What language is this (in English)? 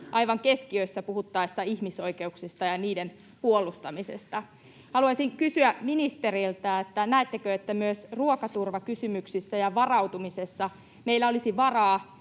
Finnish